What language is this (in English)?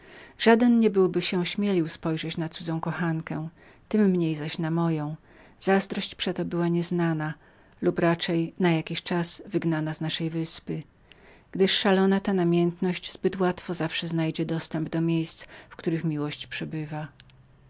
Polish